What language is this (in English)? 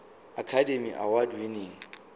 Zulu